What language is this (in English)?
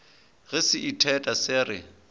Northern Sotho